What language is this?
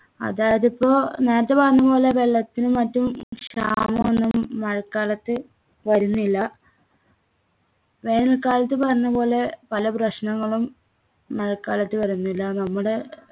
Malayalam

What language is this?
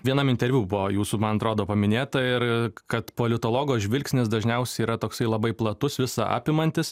Lithuanian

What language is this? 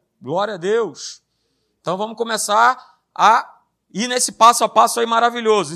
Portuguese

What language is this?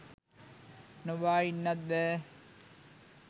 Sinhala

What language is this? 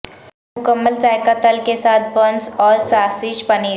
Urdu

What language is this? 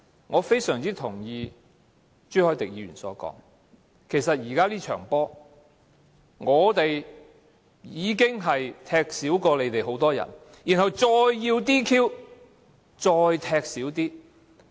Cantonese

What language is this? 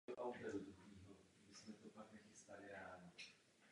Czech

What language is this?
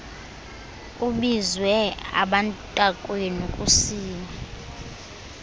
Xhosa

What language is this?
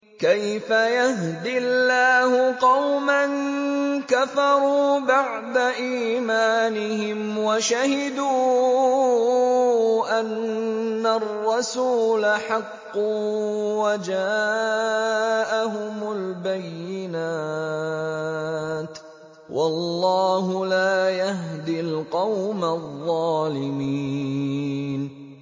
Arabic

